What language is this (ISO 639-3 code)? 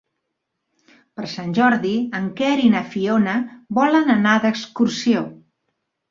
cat